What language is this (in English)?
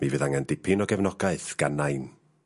Welsh